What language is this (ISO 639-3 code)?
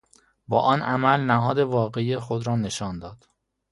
fas